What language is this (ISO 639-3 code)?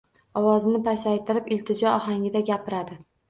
uzb